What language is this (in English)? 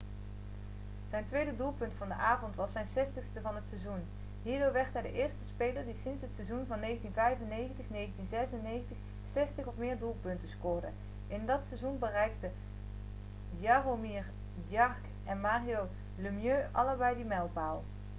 Dutch